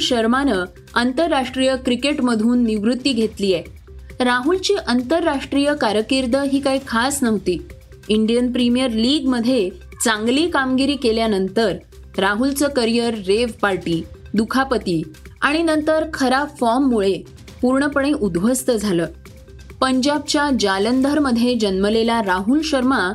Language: Marathi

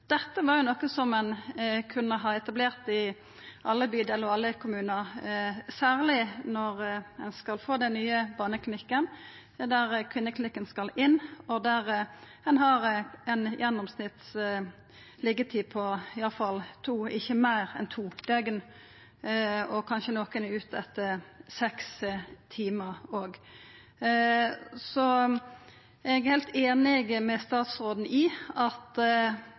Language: Norwegian Nynorsk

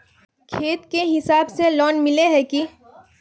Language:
Magahi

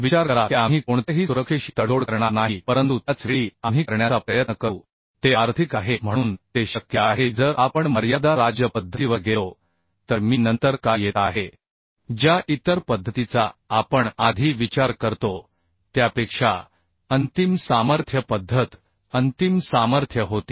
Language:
Marathi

